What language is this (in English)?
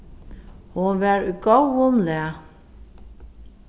Faroese